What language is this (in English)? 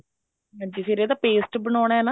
Punjabi